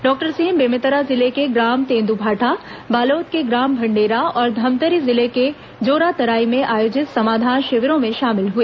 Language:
Hindi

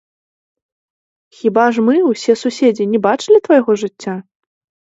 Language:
Belarusian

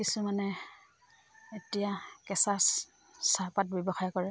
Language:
Assamese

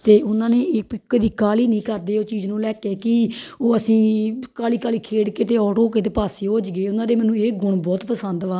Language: Punjabi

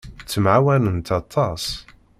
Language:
Kabyle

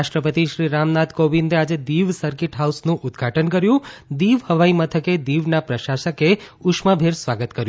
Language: Gujarati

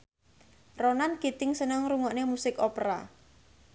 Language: Javanese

